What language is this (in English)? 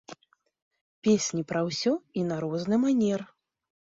Belarusian